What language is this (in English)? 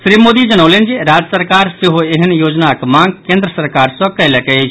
Maithili